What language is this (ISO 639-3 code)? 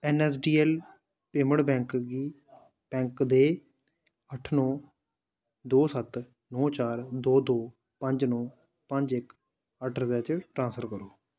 doi